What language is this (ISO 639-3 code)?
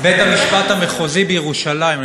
heb